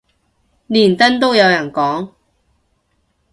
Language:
Cantonese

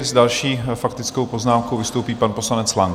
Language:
Czech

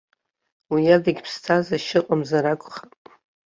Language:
Abkhazian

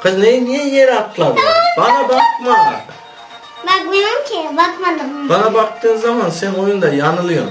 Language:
Turkish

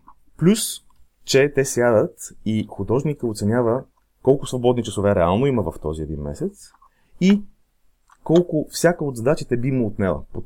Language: Bulgarian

